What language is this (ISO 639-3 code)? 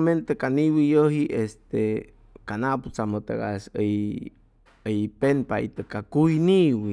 zoh